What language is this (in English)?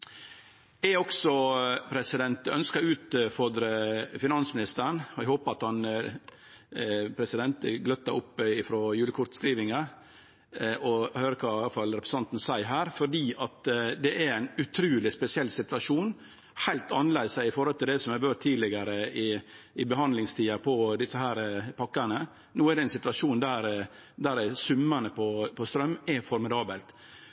Norwegian Nynorsk